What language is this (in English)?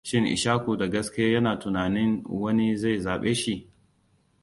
Hausa